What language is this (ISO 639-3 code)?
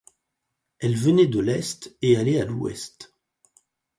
fra